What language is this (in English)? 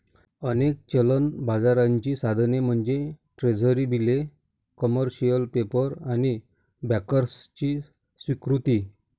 Marathi